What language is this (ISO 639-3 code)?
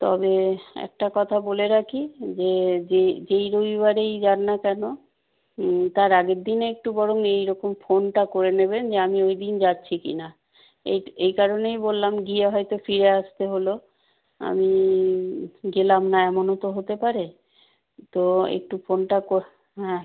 ben